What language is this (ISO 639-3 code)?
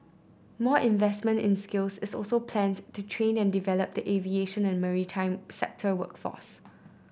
eng